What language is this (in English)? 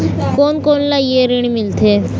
Chhattisgarhi